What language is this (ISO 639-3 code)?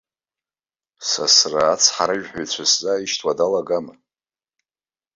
abk